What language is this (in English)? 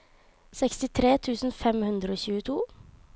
Norwegian